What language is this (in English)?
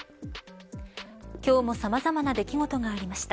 Japanese